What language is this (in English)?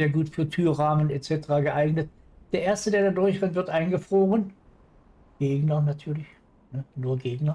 German